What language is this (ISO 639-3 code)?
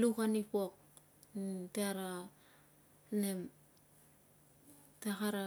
lcm